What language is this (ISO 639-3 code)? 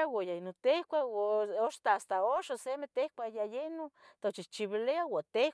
nhg